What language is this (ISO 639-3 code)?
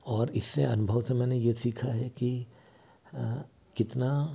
hin